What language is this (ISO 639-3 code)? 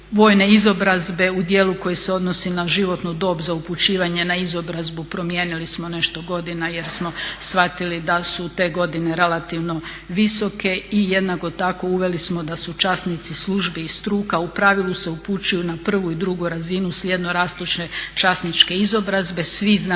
hrv